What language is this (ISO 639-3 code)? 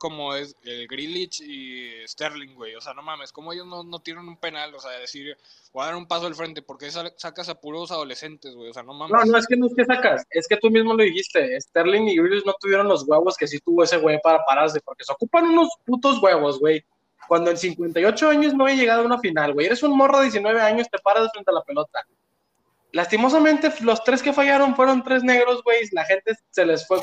spa